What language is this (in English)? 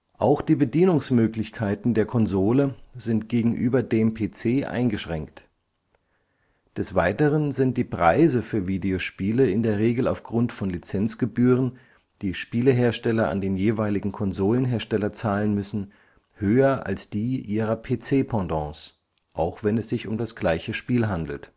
German